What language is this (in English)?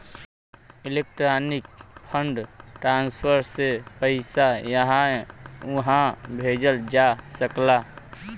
Bhojpuri